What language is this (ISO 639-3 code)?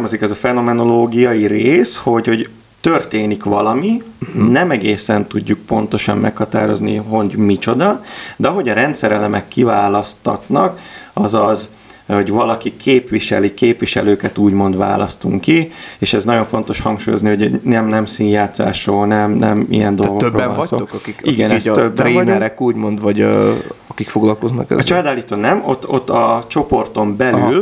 hun